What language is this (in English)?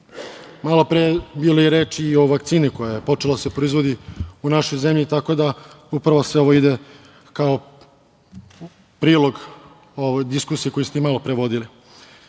Serbian